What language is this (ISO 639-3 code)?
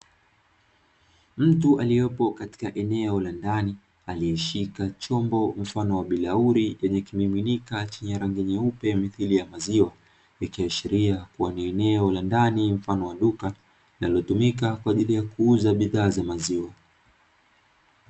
swa